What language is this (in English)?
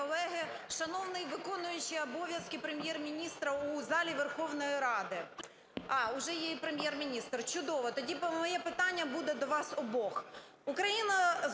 Ukrainian